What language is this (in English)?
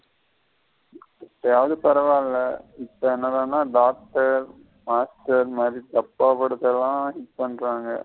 Tamil